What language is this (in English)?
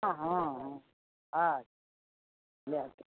Maithili